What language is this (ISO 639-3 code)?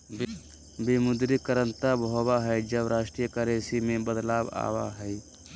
mag